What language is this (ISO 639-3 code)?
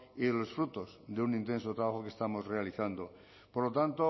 spa